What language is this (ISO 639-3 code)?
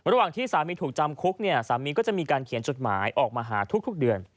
tha